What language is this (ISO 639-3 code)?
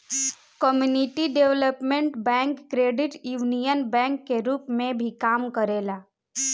bho